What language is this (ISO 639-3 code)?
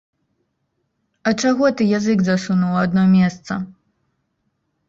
bel